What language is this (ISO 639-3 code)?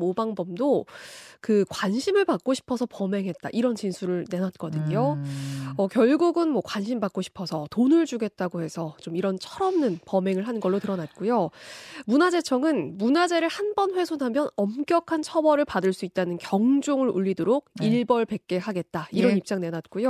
kor